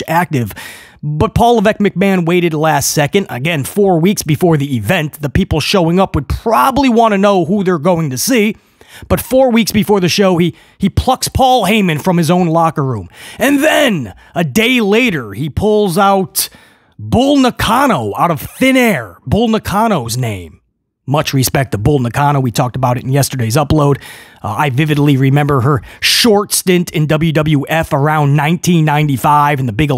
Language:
English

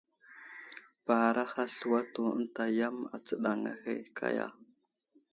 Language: Wuzlam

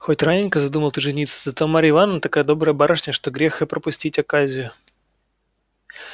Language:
Russian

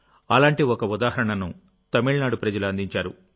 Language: Telugu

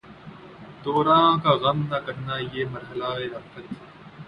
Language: Urdu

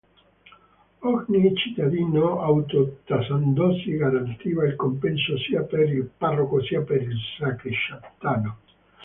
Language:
Italian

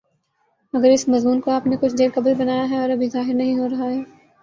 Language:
Urdu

